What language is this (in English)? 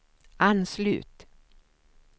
Swedish